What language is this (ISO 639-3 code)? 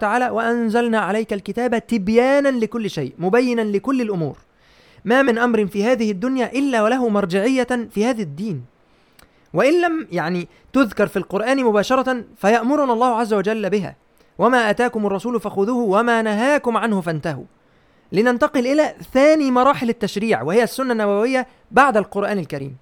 ara